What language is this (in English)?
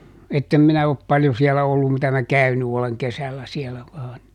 Finnish